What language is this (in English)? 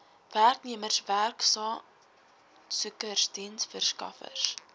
Afrikaans